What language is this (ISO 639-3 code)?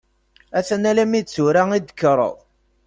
kab